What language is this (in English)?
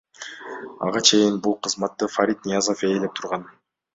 Kyrgyz